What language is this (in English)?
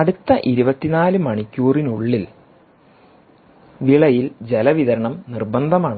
Malayalam